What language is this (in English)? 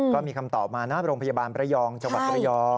Thai